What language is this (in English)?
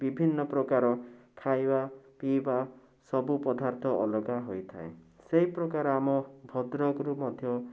Odia